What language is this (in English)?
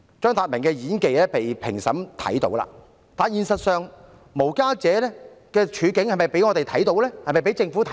Cantonese